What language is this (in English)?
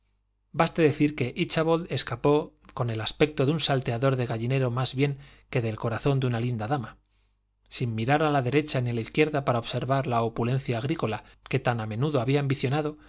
Spanish